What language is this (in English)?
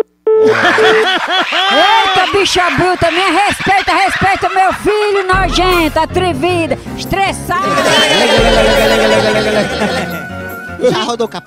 Portuguese